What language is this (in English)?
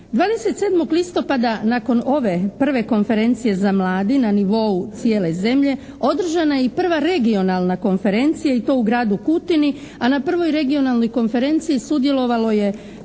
Croatian